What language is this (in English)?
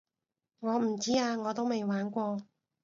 Cantonese